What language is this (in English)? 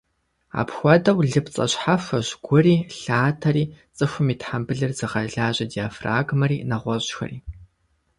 Kabardian